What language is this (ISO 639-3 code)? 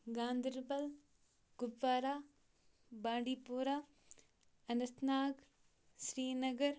kas